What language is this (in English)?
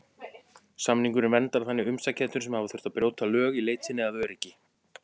Icelandic